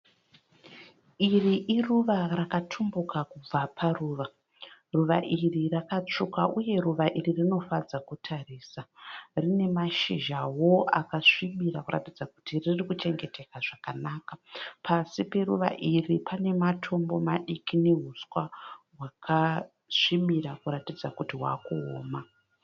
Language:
Shona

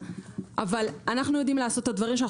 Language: Hebrew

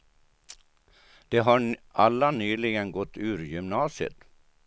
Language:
Swedish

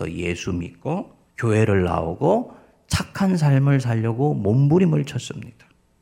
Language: Korean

